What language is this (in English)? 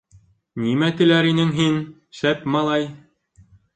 Bashkir